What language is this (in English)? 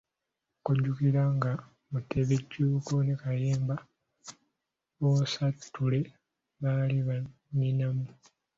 Ganda